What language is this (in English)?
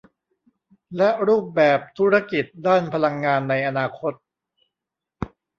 Thai